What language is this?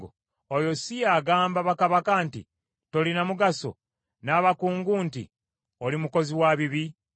Ganda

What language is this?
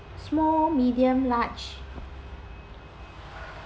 English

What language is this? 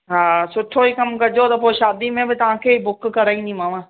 Sindhi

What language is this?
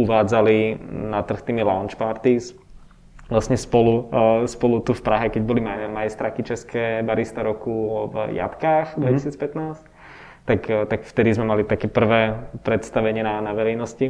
Czech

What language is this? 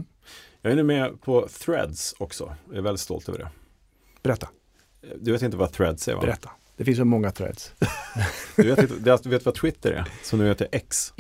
Swedish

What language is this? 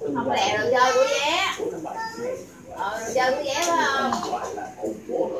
Vietnamese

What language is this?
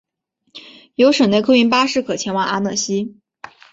Chinese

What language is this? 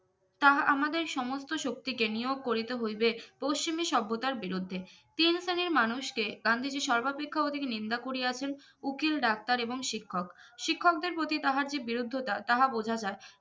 Bangla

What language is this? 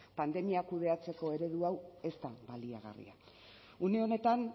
Basque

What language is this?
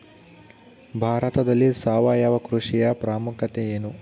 Kannada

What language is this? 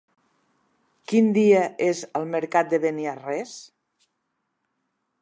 Catalan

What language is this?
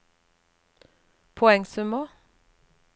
Norwegian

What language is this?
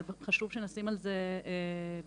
Hebrew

